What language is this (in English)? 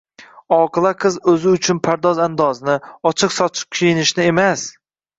Uzbek